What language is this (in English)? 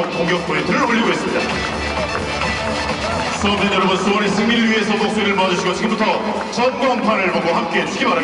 Korean